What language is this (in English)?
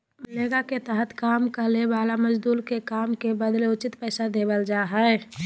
Magahi